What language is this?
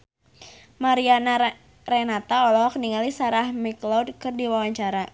Sundanese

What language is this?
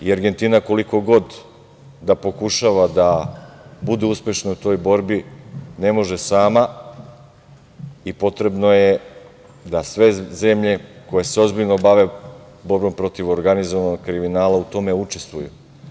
Serbian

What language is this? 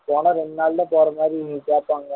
Tamil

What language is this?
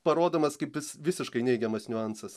Lithuanian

